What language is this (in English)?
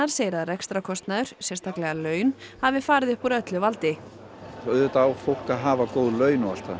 Icelandic